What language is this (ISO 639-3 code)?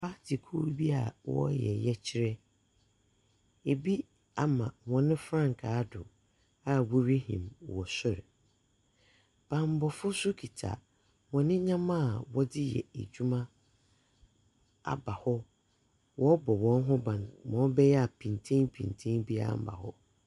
aka